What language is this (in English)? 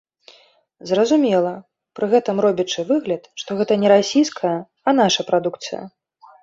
Belarusian